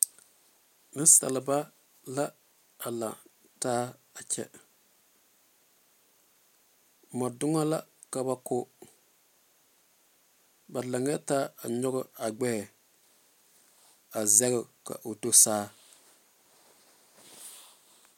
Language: Southern Dagaare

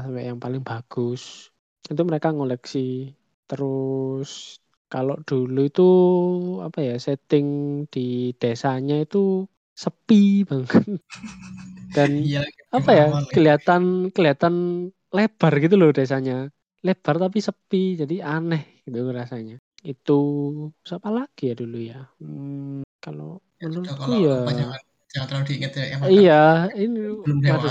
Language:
Indonesian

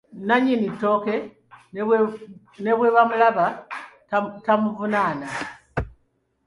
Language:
Ganda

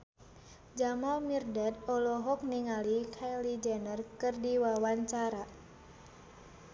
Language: Sundanese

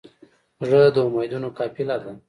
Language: Pashto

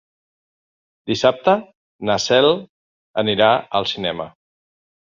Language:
Catalan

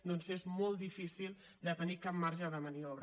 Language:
Catalan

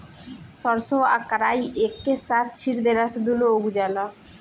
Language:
Bhojpuri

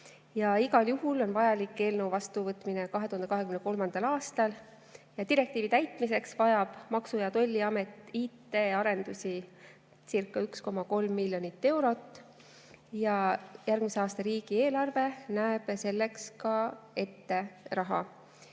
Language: Estonian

